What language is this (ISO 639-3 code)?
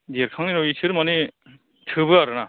brx